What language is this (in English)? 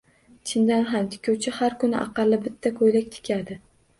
Uzbek